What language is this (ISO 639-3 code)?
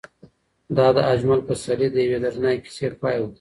pus